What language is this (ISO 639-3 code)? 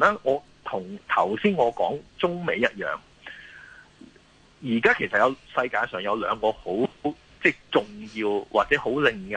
zho